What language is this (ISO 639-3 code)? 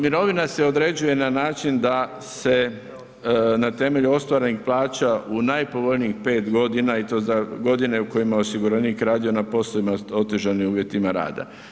hrv